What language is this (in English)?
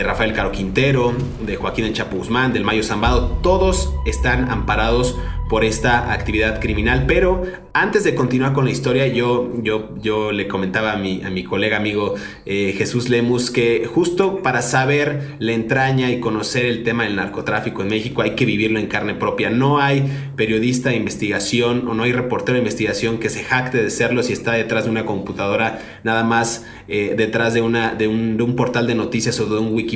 Spanish